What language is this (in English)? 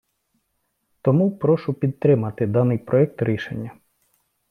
Ukrainian